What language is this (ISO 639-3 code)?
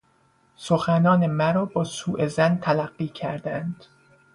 fas